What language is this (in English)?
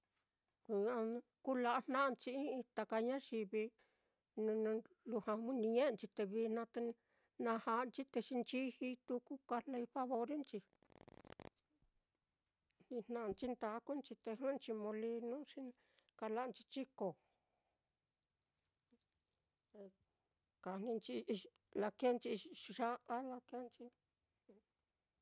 Mitlatongo Mixtec